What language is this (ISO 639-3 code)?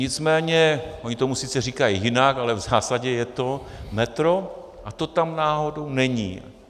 ces